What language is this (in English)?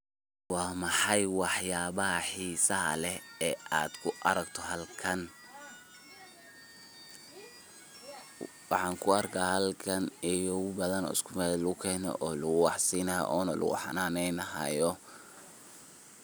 Somali